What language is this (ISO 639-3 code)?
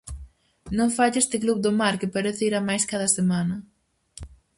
glg